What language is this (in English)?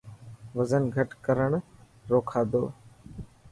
Dhatki